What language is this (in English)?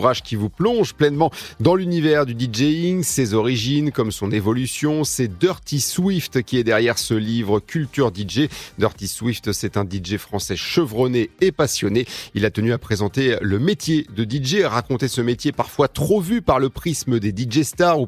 French